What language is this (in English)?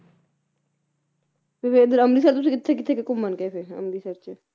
Punjabi